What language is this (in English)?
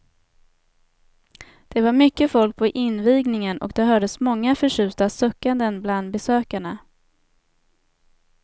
Swedish